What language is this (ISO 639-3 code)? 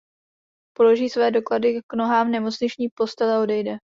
ces